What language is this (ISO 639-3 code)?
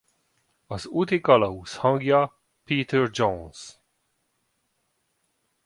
hun